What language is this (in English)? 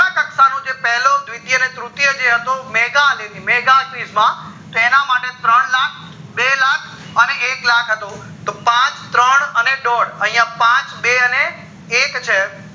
Gujarati